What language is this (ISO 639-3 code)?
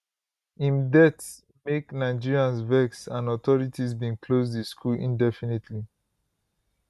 pcm